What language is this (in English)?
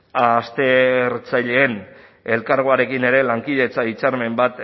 Basque